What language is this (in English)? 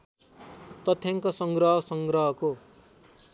Nepali